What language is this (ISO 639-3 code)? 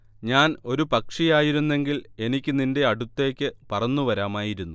mal